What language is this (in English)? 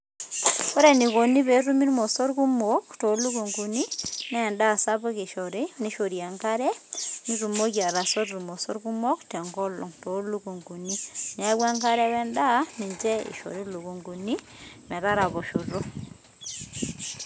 Masai